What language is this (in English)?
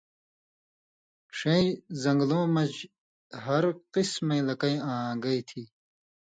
Indus Kohistani